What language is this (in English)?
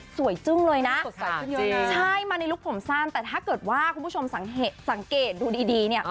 Thai